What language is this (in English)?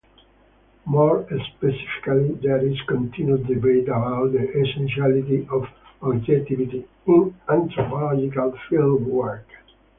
English